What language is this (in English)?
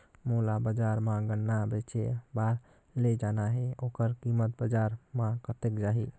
Chhattisgarhi